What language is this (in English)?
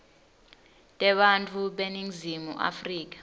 Swati